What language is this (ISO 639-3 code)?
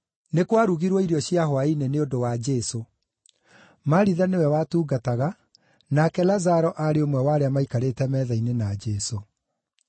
kik